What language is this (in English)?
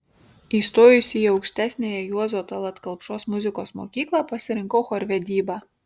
Lithuanian